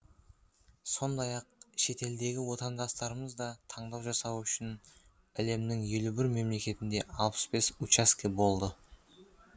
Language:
Kazakh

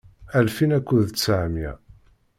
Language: Kabyle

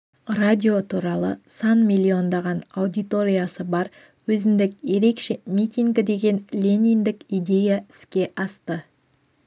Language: Kazakh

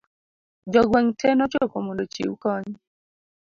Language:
Luo (Kenya and Tanzania)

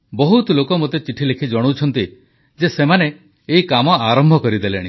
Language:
Odia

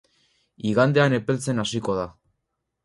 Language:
Basque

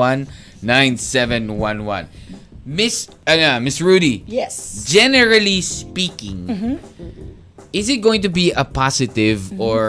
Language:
Filipino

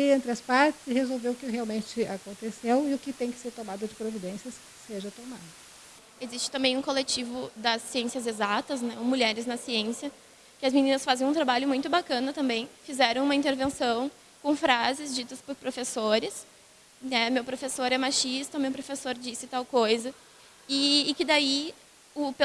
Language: Portuguese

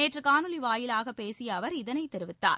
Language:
Tamil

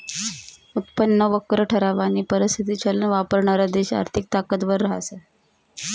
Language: Marathi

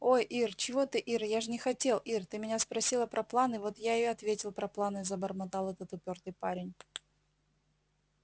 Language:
Russian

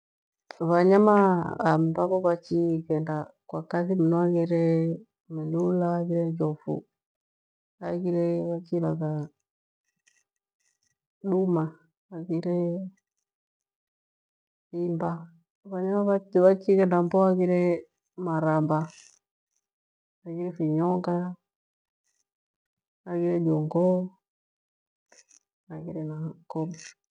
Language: Gweno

